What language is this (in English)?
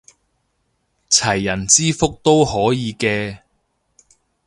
Cantonese